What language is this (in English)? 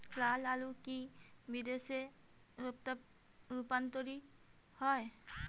Bangla